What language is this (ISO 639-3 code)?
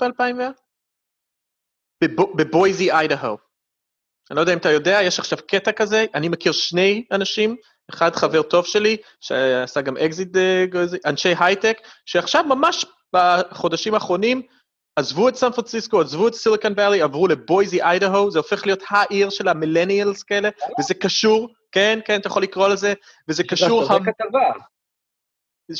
heb